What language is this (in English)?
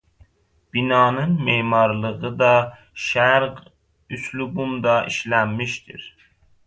Azerbaijani